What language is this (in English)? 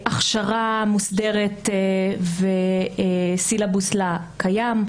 Hebrew